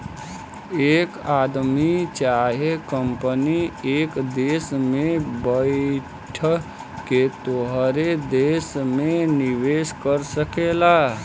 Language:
Bhojpuri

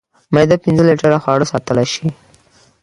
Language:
Pashto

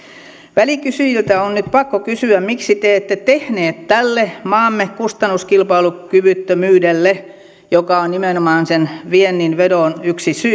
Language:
Finnish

